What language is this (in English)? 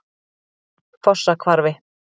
Icelandic